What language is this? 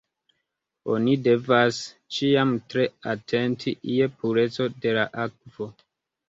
Esperanto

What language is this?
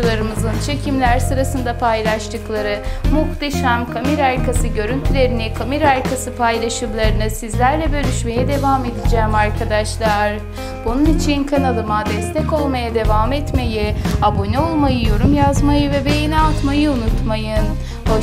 Turkish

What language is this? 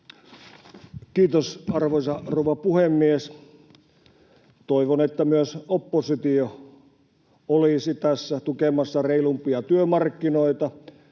Finnish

